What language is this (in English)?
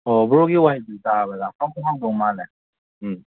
Manipuri